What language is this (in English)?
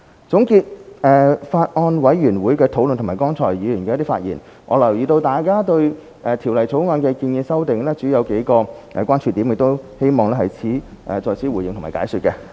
Cantonese